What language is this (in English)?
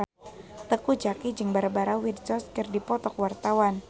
Sundanese